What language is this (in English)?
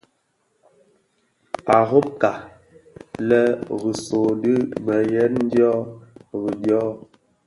Bafia